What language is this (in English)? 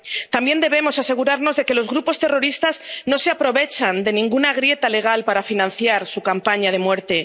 Spanish